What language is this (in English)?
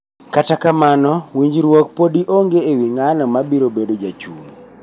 Luo (Kenya and Tanzania)